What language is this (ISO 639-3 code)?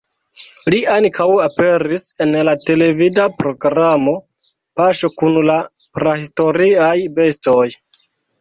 epo